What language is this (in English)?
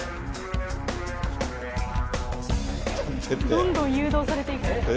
Japanese